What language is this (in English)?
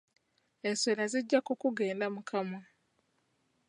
Ganda